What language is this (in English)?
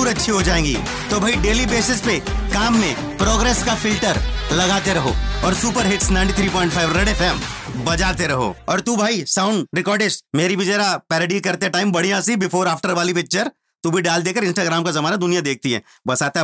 Punjabi